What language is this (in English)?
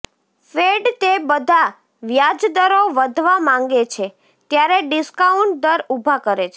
Gujarati